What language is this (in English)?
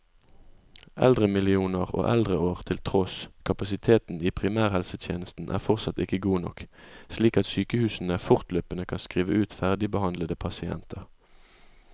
Norwegian